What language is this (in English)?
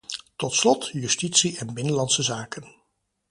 Dutch